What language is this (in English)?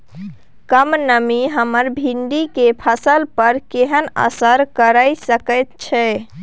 Maithili